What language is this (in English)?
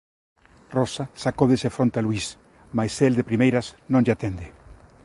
Galician